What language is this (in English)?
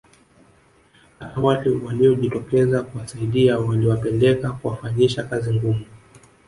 Swahili